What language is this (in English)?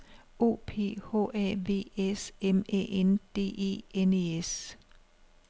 Danish